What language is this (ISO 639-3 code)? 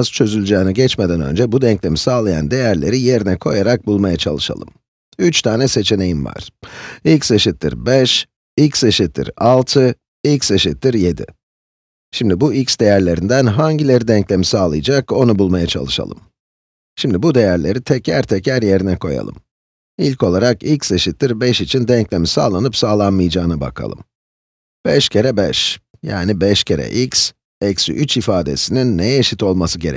tur